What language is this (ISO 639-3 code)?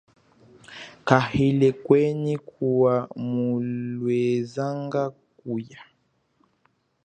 cjk